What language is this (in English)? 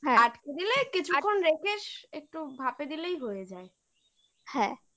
Bangla